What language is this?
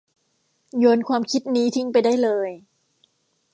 Thai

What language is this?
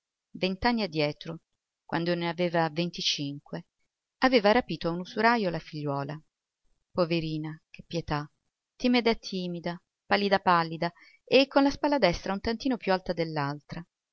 Italian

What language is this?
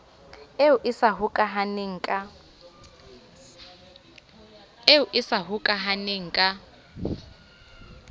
Southern Sotho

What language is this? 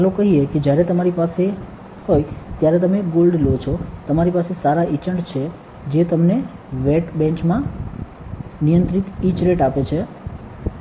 Gujarati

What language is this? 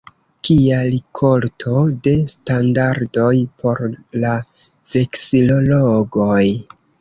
Esperanto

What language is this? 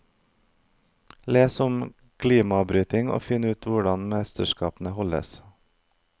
Norwegian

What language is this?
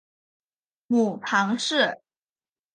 Chinese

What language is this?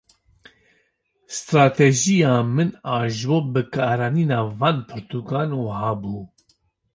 Kurdish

